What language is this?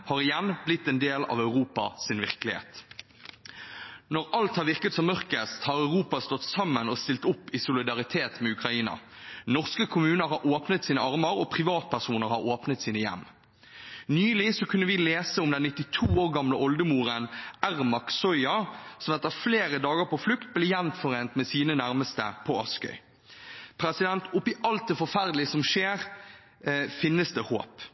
Norwegian Bokmål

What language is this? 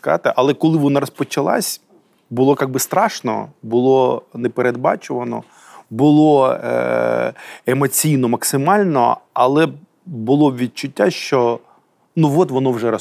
Ukrainian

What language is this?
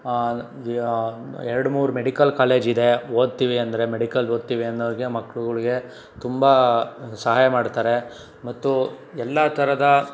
Kannada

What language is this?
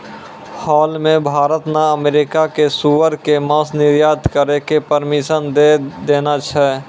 Maithili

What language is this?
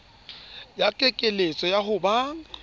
Southern Sotho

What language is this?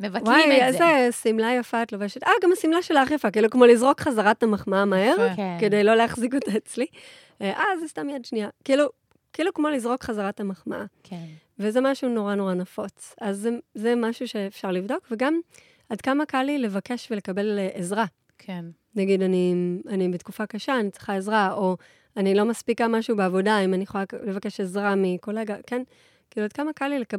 Hebrew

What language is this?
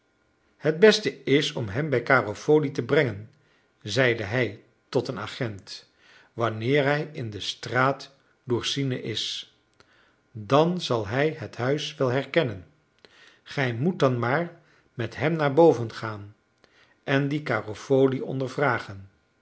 Dutch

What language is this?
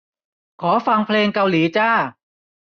Thai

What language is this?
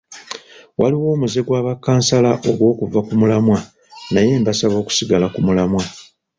Ganda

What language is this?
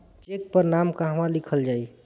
Bhojpuri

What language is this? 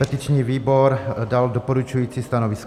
Czech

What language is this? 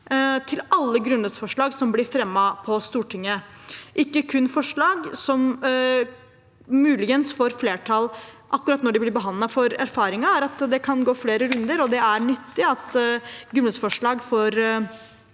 Norwegian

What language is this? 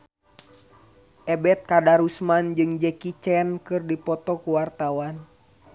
Sundanese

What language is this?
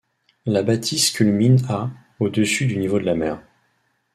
French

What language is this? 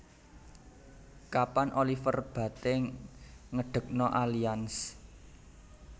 Javanese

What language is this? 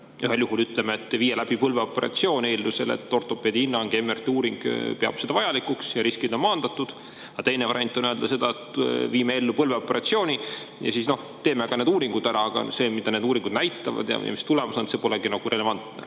Estonian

